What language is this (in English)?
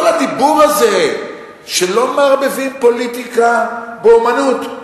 Hebrew